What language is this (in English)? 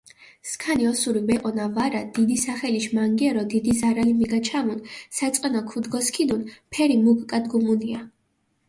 Mingrelian